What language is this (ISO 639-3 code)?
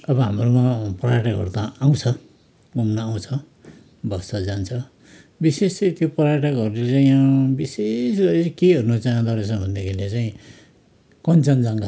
nep